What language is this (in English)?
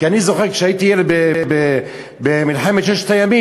Hebrew